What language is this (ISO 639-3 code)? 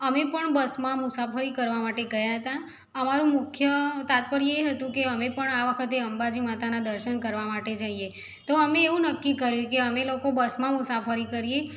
guj